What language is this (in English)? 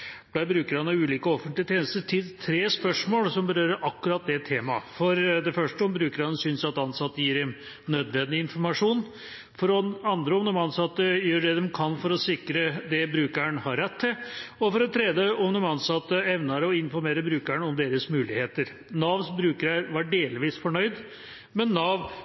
Norwegian Bokmål